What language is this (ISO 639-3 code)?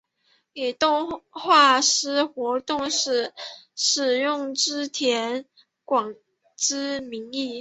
zho